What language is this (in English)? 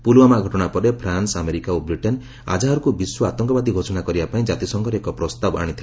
Odia